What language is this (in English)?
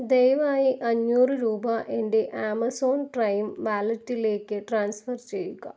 Malayalam